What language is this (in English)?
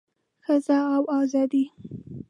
Pashto